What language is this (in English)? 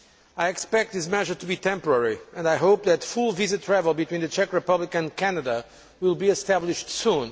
English